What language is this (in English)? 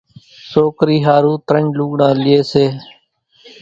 Kachi Koli